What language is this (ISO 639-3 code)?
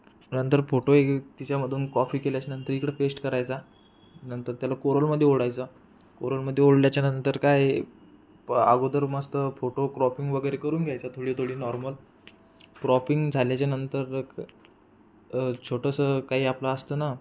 mar